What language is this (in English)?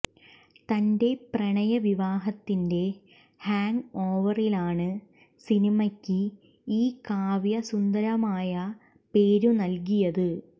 Malayalam